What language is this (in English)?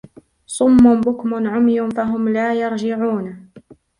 Arabic